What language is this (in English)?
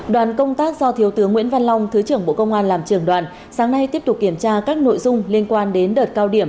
Vietnamese